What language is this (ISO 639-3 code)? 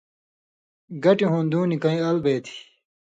mvy